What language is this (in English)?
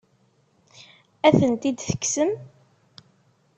Kabyle